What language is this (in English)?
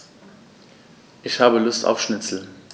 German